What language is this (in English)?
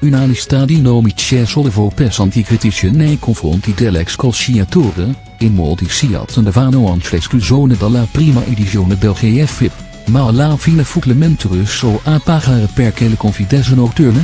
Dutch